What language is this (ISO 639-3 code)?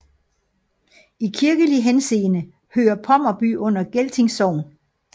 dan